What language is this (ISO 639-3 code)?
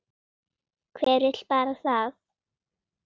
isl